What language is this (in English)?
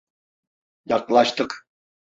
Turkish